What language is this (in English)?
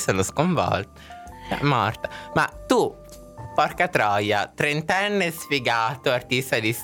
Italian